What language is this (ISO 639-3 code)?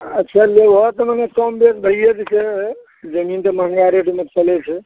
mai